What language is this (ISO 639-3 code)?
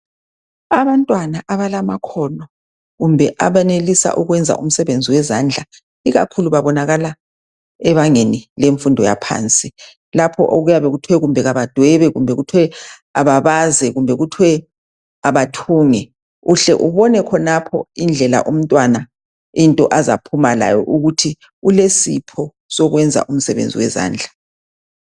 nde